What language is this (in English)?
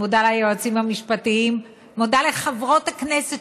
Hebrew